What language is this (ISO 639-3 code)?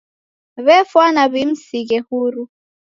dav